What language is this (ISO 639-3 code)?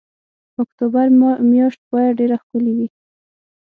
pus